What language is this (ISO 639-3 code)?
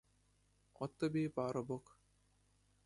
ukr